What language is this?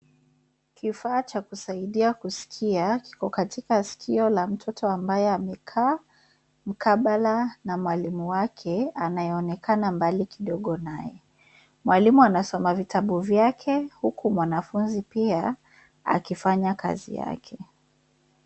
Swahili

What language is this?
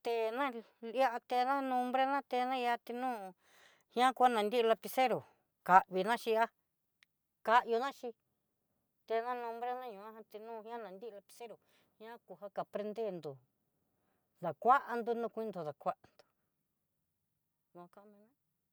Southeastern Nochixtlán Mixtec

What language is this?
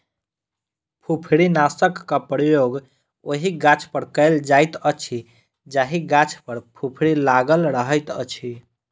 Maithili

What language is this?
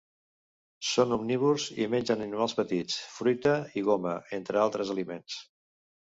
Catalan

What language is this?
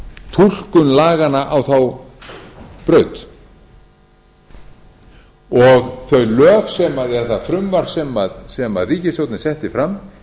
Icelandic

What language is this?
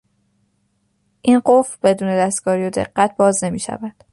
Persian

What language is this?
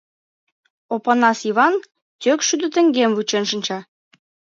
Mari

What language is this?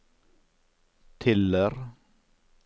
Norwegian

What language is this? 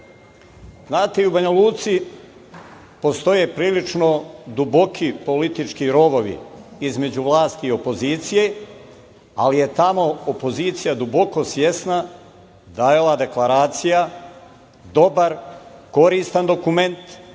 Serbian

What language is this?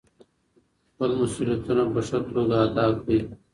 Pashto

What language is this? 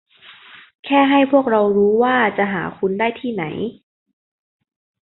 Thai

